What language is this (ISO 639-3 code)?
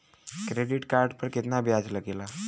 bho